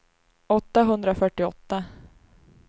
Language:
Swedish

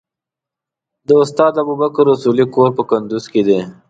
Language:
Pashto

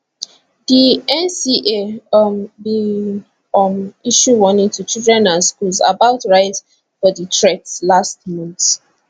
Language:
Nigerian Pidgin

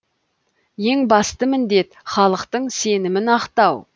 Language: Kazakh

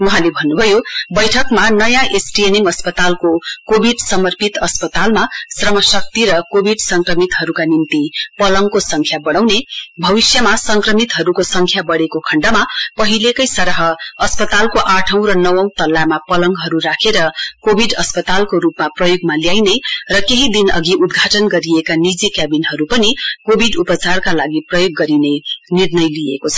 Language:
Nepali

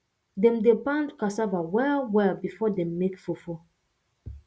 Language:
Nigerian Pidgin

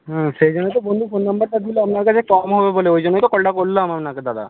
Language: Bangla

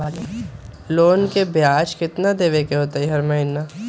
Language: Magahi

